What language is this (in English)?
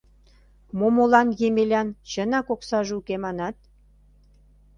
Mari